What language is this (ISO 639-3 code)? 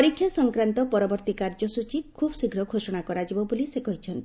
ori